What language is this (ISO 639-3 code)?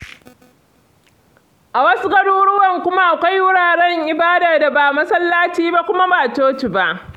hau